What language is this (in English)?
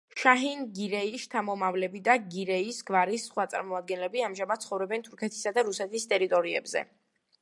Georgian